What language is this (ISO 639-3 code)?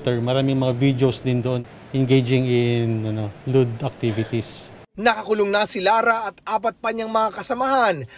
fil